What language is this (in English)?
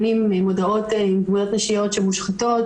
Hebrew